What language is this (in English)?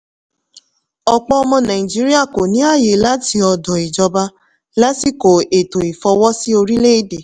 Yoruba